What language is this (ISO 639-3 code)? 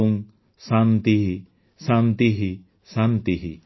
ori